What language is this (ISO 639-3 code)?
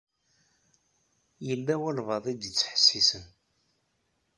kab